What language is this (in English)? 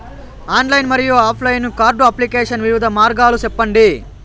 Telugu